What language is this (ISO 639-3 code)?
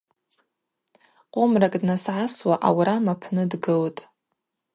abq